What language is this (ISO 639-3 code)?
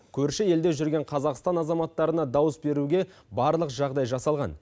kaz